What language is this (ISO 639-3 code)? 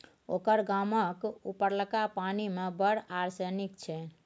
mai